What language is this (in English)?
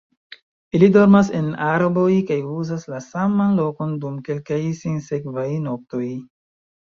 Esperanto